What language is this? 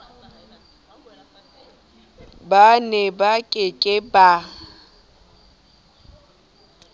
Southern Sotho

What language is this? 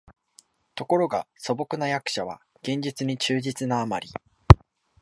Japanese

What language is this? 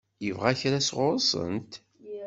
Kabyle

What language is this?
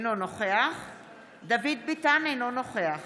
Hebrew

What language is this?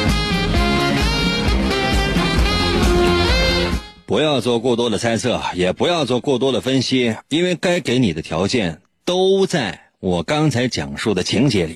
Chinese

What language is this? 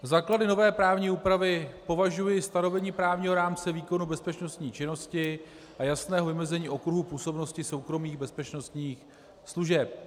Czech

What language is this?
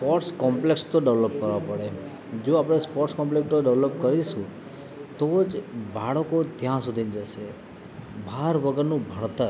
Gujarati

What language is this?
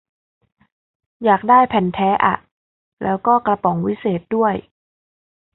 Thai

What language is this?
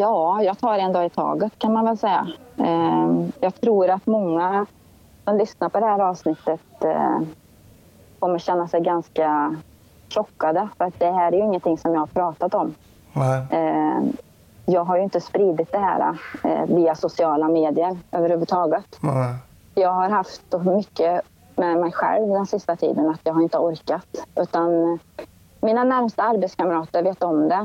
Swedish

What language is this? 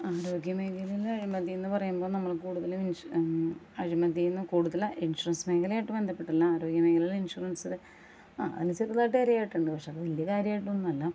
Malayalam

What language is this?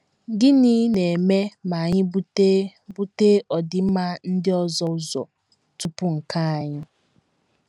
Igbo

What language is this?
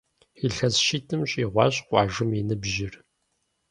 Kabardian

